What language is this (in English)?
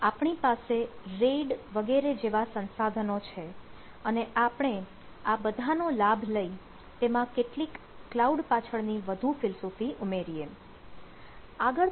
Gujarati